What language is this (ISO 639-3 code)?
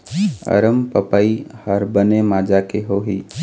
hne